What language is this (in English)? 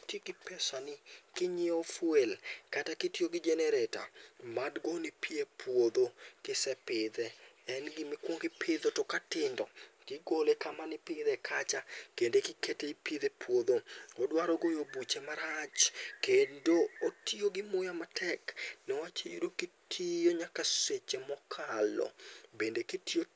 Luo (Kenya and Tanzania)